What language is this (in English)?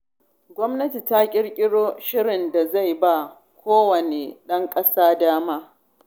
Hausa